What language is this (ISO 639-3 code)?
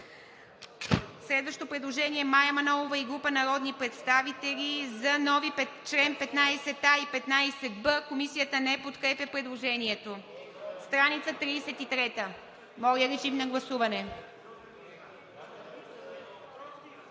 bul